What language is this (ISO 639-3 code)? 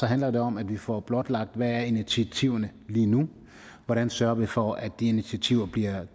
dan